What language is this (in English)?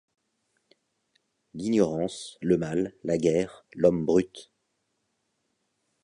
French